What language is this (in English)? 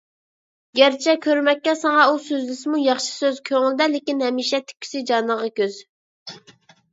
Uyghur